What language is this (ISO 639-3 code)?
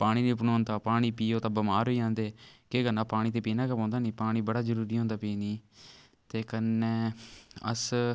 doi